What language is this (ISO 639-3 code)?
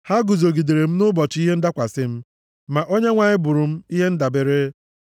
ibo